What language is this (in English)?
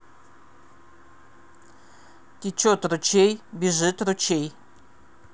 Russian